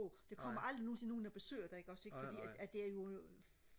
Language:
Danish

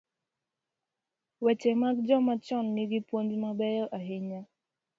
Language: Luo (Kenya and Tanzania)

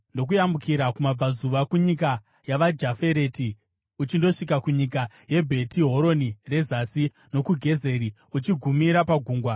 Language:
Shona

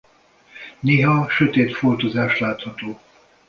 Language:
Hungarian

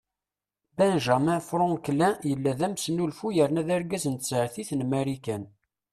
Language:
Kabyle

